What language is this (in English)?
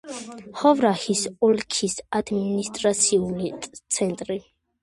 Georgian